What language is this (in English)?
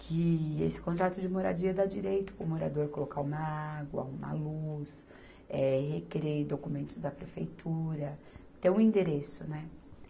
Portuguese